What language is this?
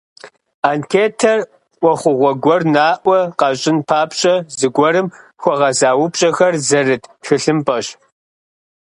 Kabardian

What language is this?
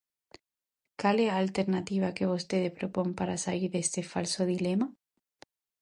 Galician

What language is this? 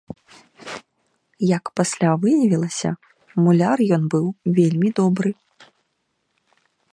Belarusian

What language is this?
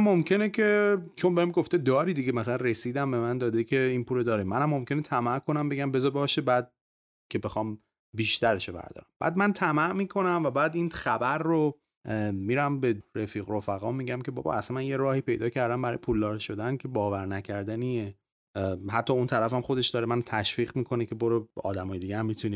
Persian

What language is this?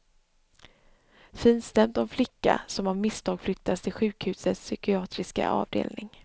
Swedish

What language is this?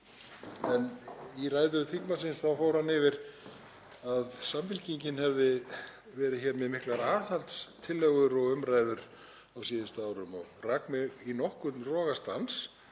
Icelandic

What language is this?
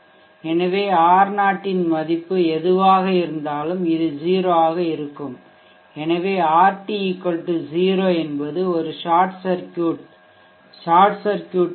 Tamil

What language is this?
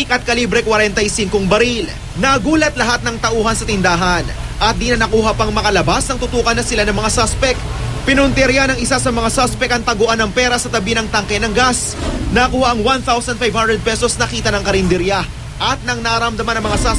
Filipino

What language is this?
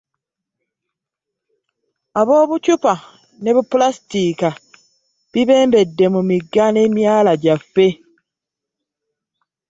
Ganda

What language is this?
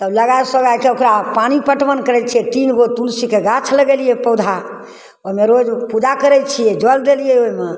Maithili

